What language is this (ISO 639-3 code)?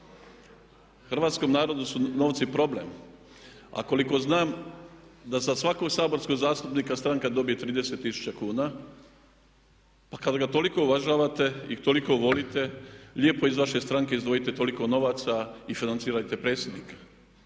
hrv